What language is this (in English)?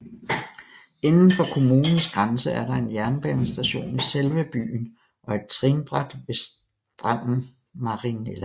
Danish